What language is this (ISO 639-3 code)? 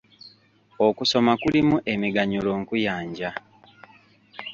lug